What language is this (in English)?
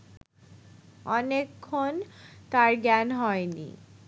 Bangla